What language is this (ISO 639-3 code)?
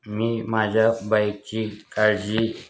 mar